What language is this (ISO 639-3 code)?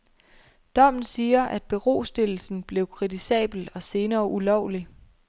dan